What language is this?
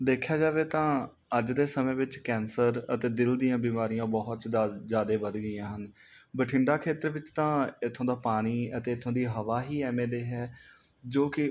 Punjabi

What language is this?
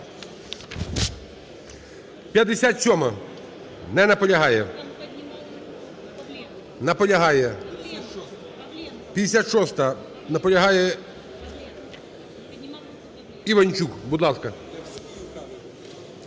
Ukrainian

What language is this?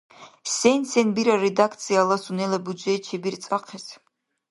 Dargwa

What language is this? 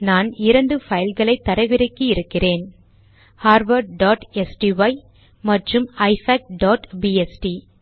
Tamil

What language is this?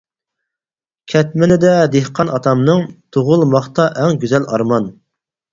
Uyghur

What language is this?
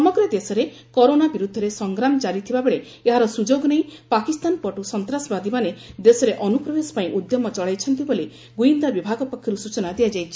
Odia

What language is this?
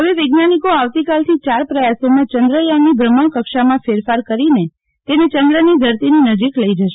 Gujarati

